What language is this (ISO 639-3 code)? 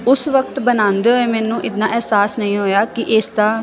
pan